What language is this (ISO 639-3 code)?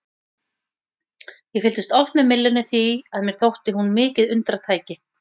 isl